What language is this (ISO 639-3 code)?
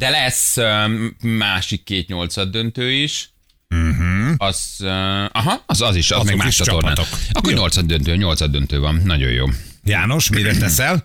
hun